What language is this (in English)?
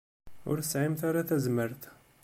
Kabyle